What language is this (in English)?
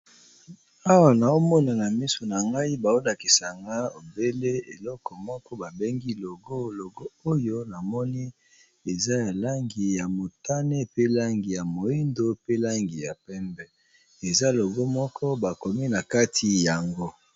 Lingala